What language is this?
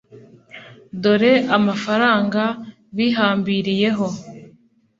Kinyarwanda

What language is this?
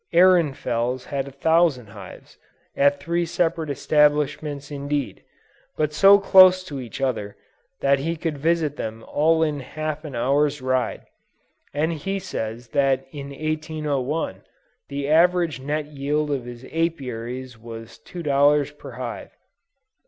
English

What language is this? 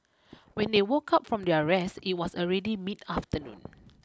English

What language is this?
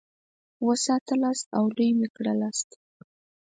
Pashto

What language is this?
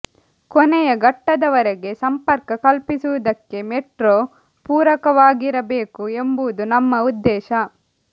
Kannada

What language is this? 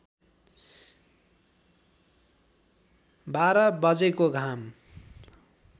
Nepali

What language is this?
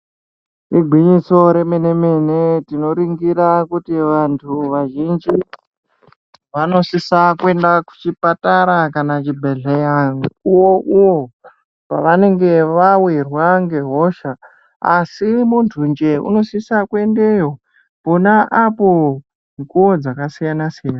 Ndau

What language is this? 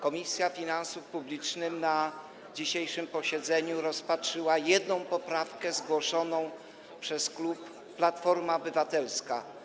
Polish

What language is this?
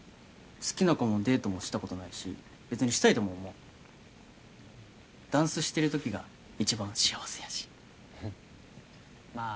Japanese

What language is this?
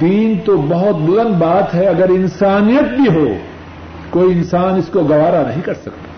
Urdu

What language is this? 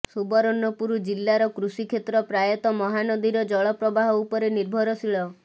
Odia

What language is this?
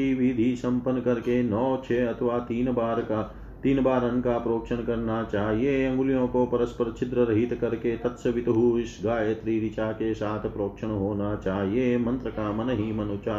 Hindi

